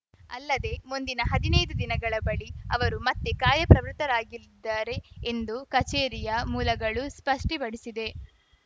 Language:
Kannada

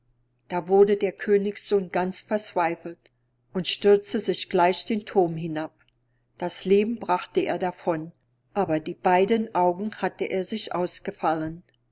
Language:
German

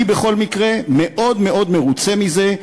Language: Hebrew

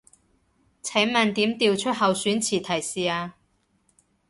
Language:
Cantonese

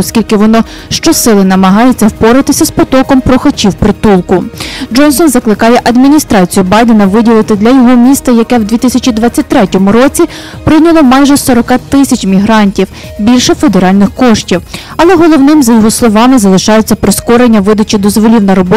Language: Ukrainian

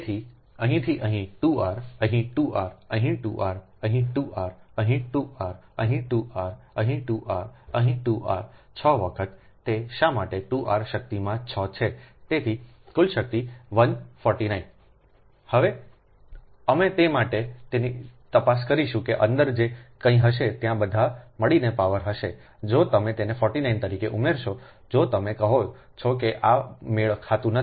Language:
Gujarati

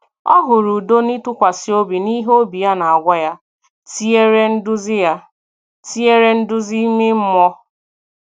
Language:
Igbo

